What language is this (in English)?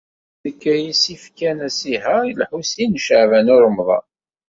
Kabyle